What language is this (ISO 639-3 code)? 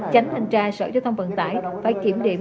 vie